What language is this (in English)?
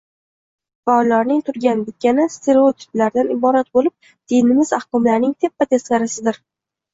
Uzbek